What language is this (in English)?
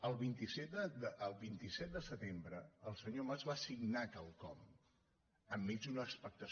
Catalan